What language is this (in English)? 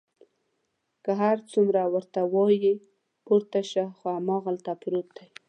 Pashto